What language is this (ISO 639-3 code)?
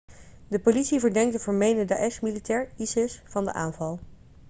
nld